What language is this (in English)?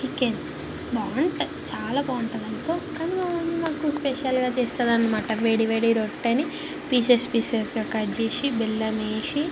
Telugu